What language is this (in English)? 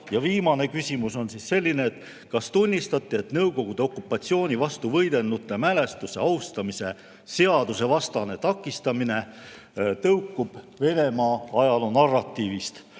Estonian